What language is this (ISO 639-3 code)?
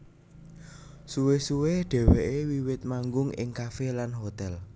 jav